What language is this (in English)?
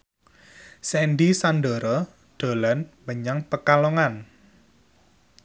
Javanese